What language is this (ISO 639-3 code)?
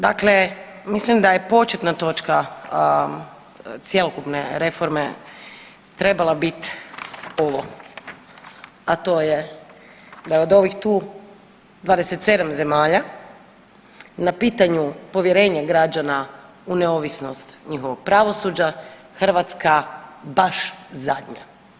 hrv